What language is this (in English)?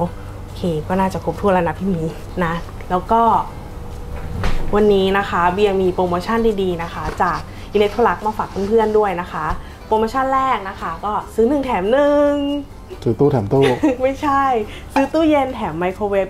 Thai